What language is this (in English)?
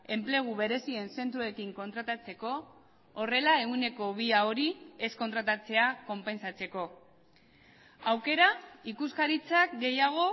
Basque